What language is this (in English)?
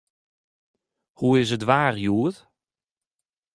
Western Frisian